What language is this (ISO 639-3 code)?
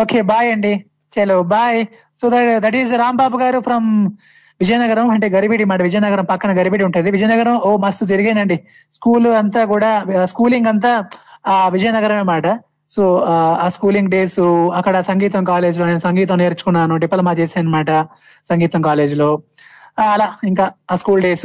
tel